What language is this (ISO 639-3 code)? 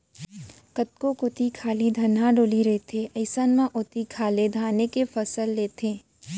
hne